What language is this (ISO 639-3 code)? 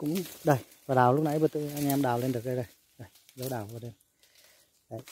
vie